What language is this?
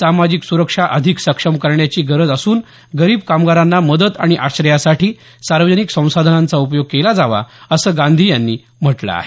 Marathi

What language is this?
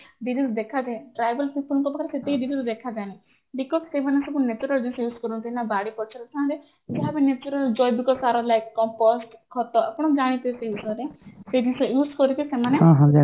Odia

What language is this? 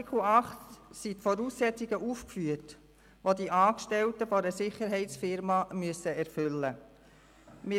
Swiss German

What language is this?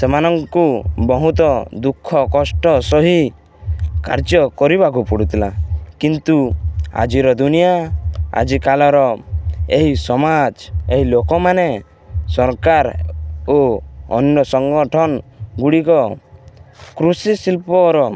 Odia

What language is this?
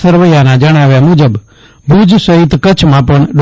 Gujarati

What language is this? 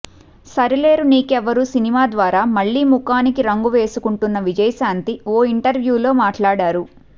Telugu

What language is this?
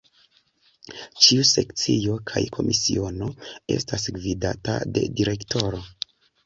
Esperanto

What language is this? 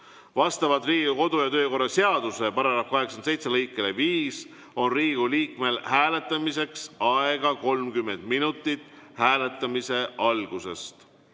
Estonian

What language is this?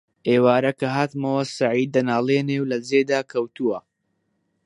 Central Kurdish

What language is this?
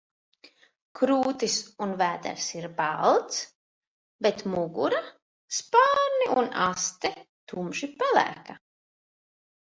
Latvian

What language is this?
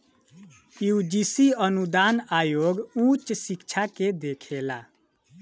Bhojpuri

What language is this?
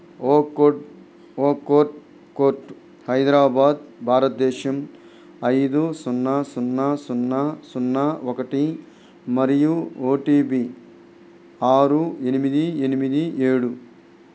Telugu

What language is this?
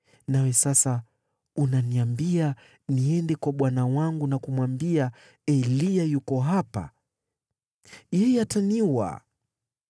Swahili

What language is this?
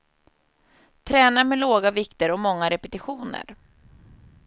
Swedish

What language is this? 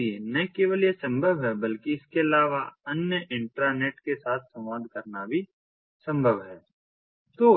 Hindi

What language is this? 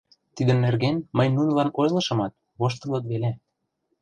Mari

